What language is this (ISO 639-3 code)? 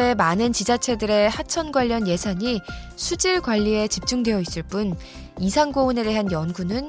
kor